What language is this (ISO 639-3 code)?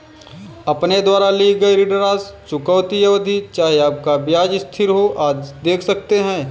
hin